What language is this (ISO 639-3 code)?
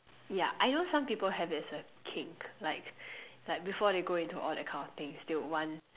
eng